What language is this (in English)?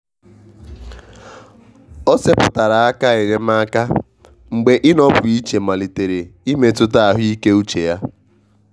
Igbo